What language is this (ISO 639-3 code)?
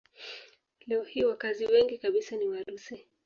swa